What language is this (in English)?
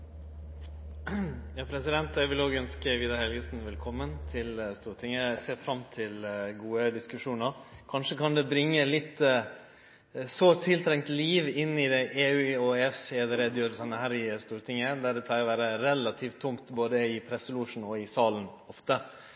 Norwegian